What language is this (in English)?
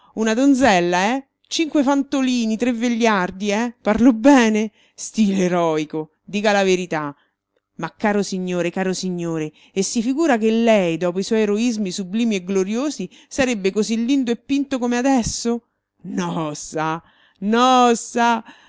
Italian